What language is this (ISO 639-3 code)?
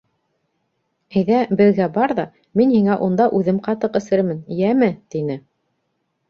bak